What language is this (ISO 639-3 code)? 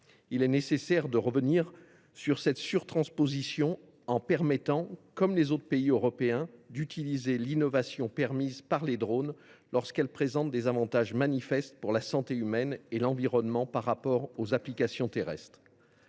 fra